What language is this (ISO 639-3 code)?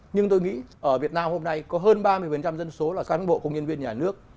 vie